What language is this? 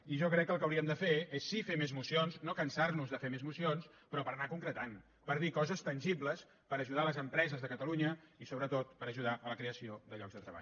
Catalan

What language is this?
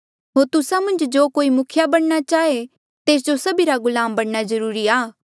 Mandeali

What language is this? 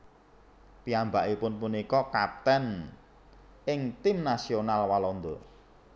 Javanese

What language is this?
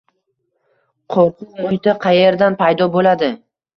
Uzbek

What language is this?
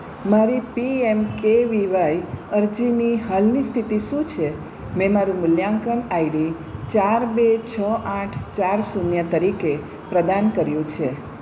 Gujarati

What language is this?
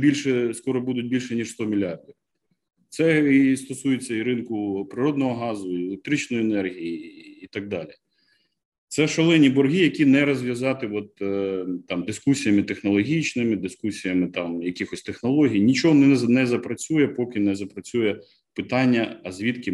Ukrainian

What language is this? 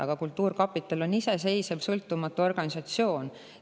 Estonian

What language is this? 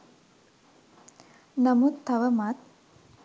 Sinhala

